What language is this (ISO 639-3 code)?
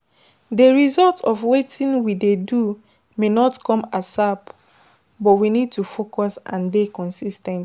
pcm